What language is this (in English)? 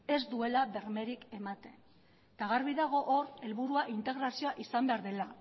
Basque